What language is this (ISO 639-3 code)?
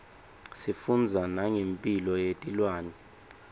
ssw